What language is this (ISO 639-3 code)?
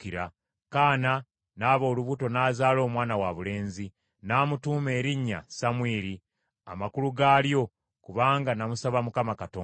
lug